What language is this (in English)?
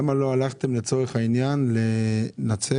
Hebrew